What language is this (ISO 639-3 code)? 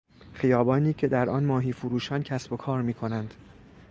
fas